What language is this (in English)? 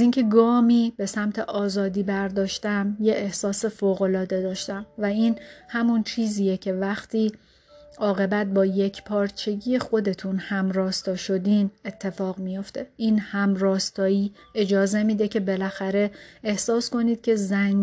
Persian